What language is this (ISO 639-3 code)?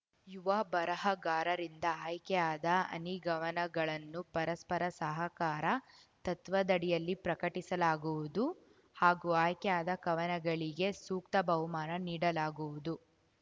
kan